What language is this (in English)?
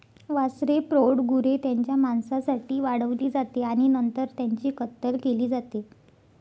Marathi